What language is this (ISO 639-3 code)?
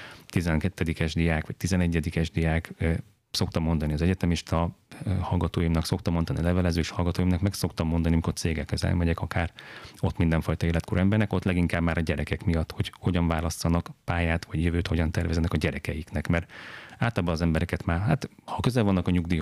hun